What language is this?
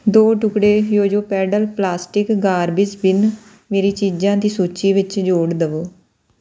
Punjabi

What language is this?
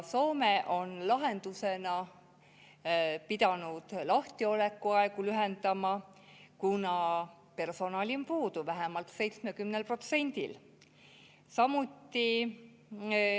Estonian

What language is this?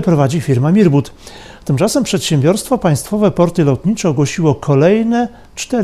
Polish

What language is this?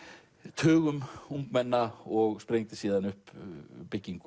Icelandic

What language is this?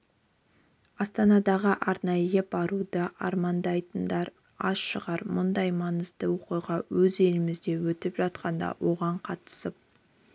Kazakh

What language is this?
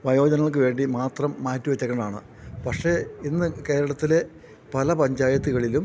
Malayalam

